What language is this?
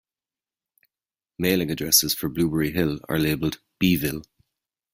English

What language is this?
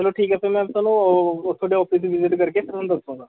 Punjabi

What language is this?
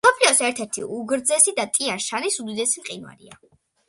Georgian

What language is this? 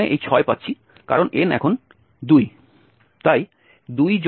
Bangla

